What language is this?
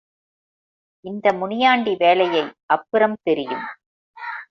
Tamil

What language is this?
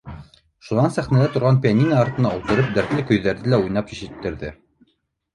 Bashkir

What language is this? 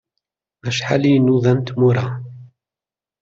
Kabyle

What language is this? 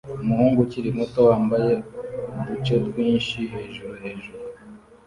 Kinyarwanda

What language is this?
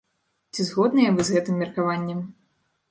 Belarusian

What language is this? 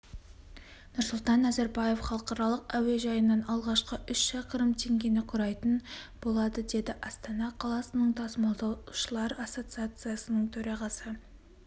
Kazakh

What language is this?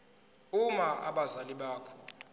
Zulu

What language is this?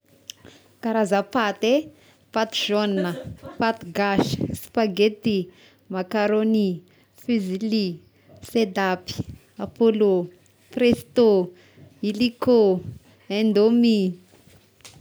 Tesaka Malagasy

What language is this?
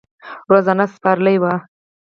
Pashto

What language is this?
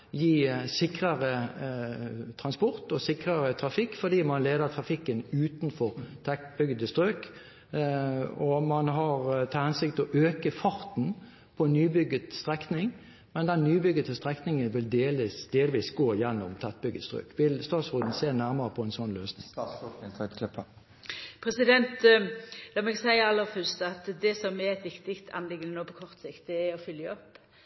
Norwegian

